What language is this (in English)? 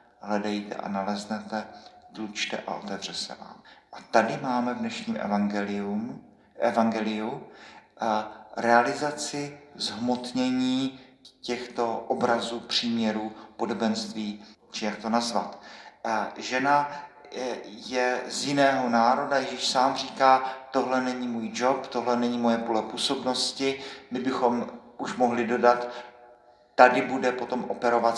Czech